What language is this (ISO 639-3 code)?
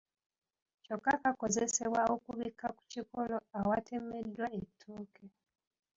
lug